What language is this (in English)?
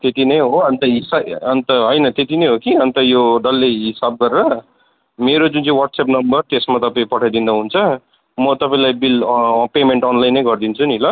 Nepali